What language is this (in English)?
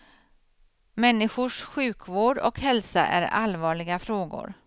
Swedish